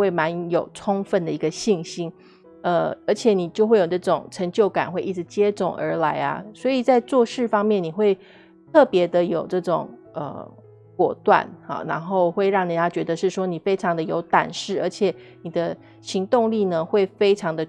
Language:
Chinese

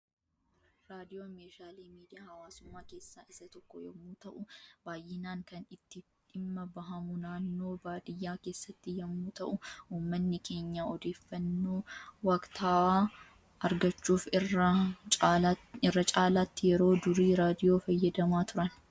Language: Oromo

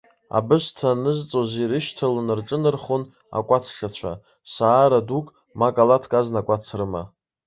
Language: Abkhazian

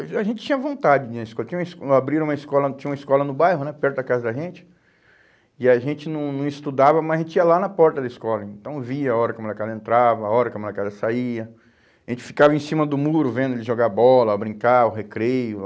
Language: Portuguese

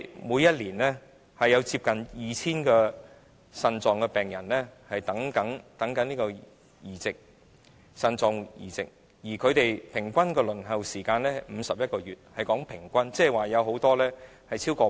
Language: Cantonese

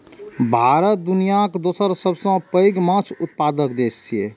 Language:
Maithili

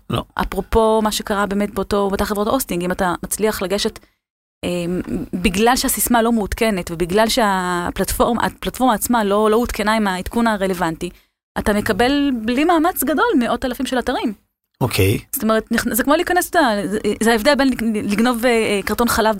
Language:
Hebrew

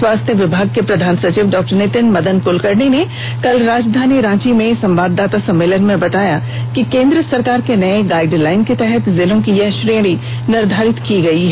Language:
Hindi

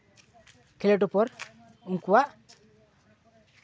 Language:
Santali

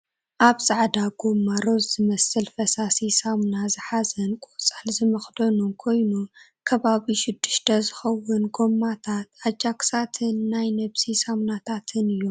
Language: Tigrinya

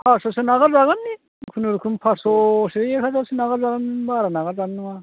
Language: Bodo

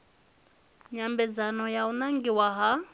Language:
Venda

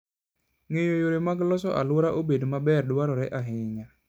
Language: Luo (Kenya and Tanzania)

